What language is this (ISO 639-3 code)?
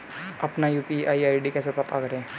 hin